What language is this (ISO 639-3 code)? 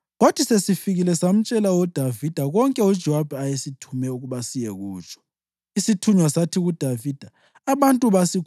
nde